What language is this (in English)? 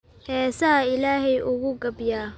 Somali